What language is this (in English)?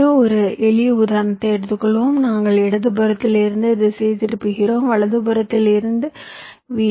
Tamil